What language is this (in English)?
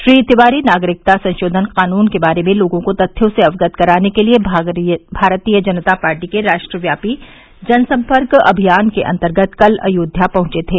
Hindi